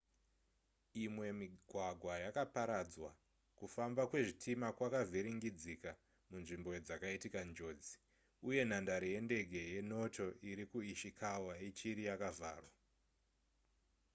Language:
Shona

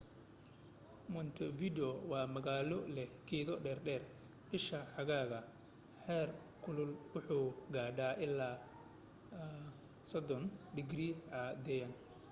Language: Somali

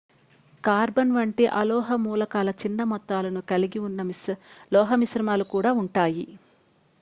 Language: Telugu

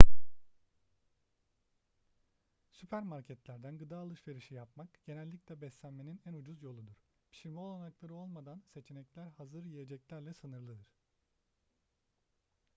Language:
Turkish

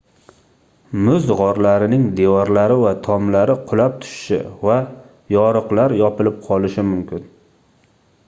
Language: Uzbek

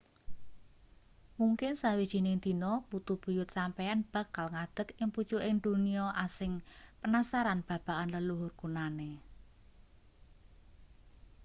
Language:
Javanese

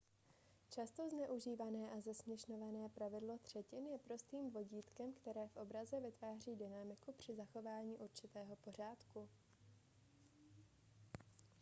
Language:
Czech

